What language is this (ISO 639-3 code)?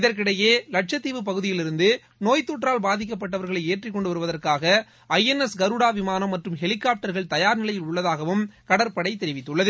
tam